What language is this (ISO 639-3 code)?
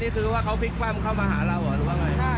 tha